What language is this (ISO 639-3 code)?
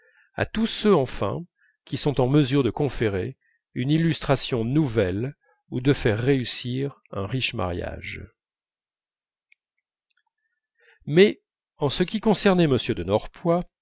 fra